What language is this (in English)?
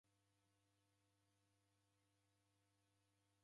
Taita